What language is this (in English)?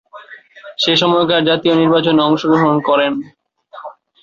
Bangla